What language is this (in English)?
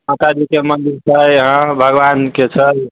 Maithili